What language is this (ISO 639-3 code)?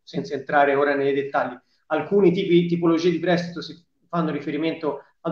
ita